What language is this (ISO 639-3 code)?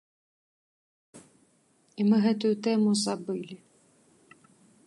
bel